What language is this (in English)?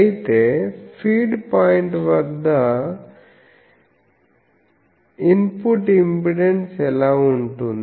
Telugu